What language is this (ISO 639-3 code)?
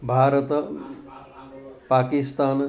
san